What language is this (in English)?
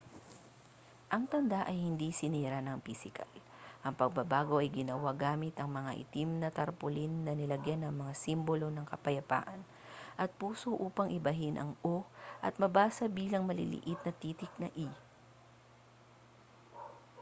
Filipino